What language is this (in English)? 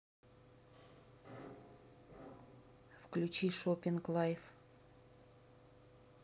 Russian